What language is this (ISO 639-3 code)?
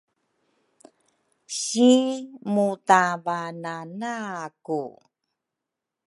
dru